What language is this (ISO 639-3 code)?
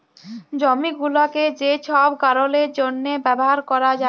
ben